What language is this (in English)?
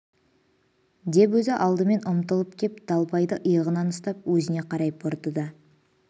Kazakh